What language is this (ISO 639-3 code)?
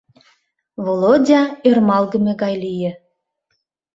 chm